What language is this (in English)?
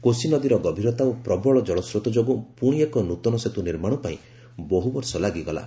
Odia